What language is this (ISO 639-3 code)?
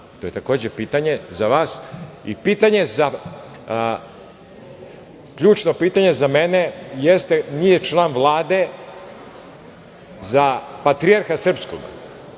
srp